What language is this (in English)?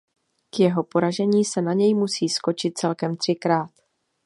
Czech